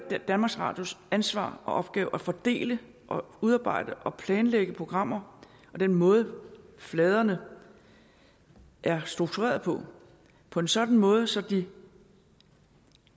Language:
Danish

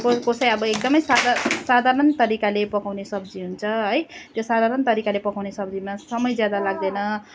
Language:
Nepali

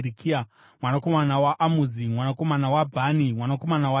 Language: Shona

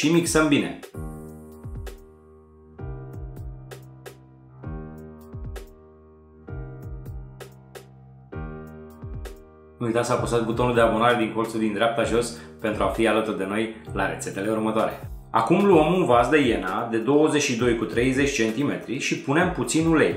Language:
Romanian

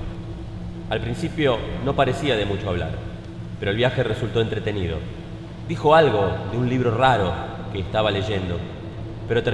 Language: Spanish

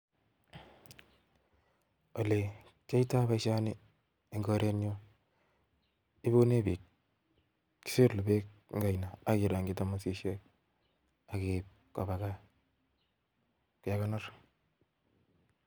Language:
Kalenjin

